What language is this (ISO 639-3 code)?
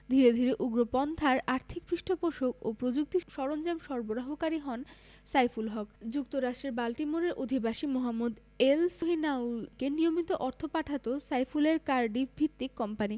ben